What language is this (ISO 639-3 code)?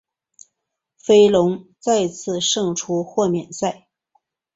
zho